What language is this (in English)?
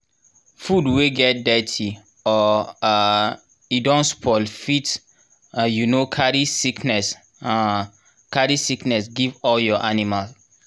Nigerian Pidgin